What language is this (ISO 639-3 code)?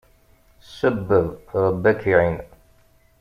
kab